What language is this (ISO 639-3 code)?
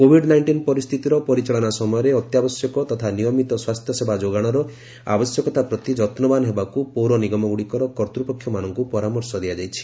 ori